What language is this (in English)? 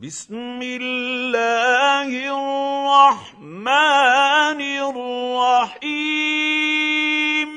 Arabic